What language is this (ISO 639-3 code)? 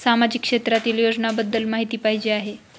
mar